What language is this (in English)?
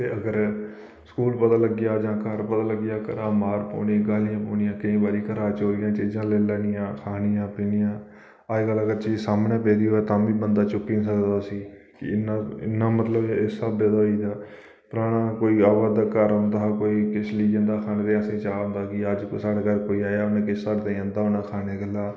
Dogri